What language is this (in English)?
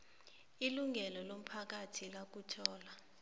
South Ndebele